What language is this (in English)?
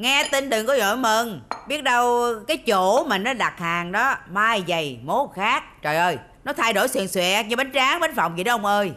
Vietnamese